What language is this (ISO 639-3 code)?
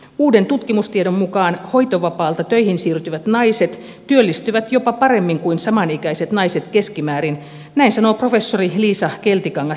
fin